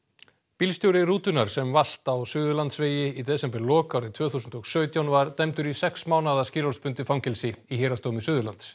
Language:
Icelandic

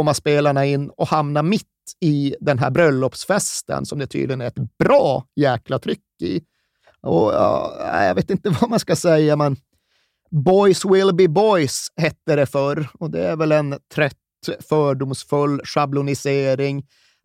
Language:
Swedish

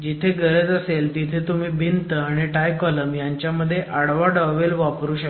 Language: Marathi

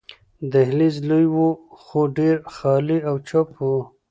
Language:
Pashto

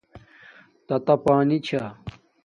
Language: Domaaki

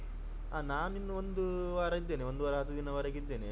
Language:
Kannada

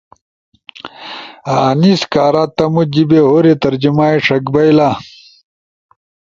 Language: Ushojo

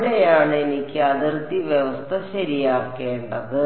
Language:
Malayalam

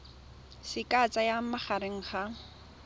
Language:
Tswana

